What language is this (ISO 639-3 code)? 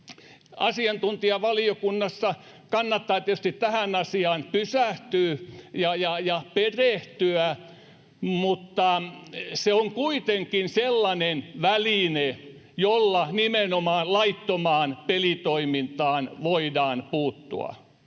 fin